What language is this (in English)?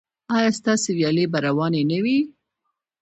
Pashto